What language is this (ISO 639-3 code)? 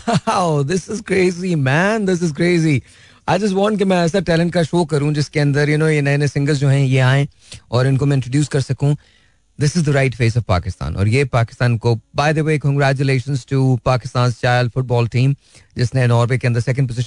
hin